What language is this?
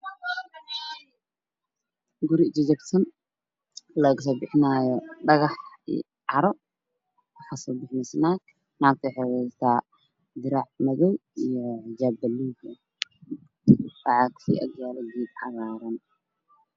Somali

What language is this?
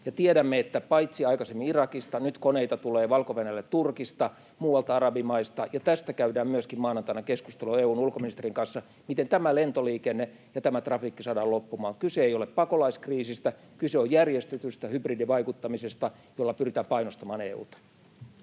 Finnish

